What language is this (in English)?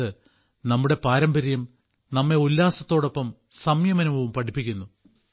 Malayalam